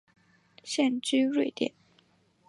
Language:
Chinese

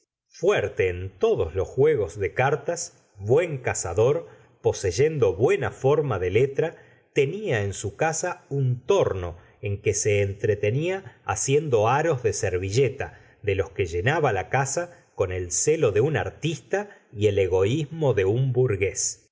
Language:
Spanish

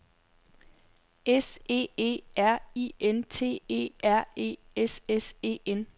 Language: Danish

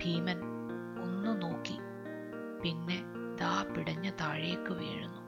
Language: Malayalam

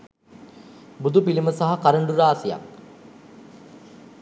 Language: Sinhala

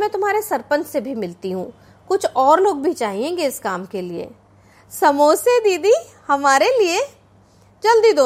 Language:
Hindi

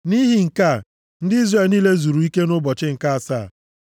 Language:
Igbo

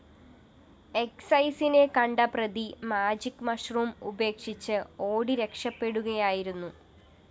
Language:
Malayalam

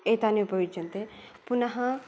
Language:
Sanskrit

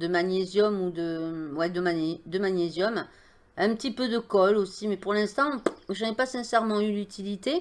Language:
French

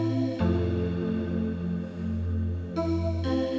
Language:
Indonesian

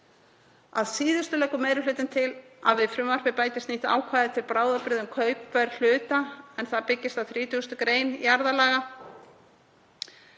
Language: Icelandic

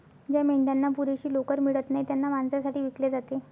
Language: Marathi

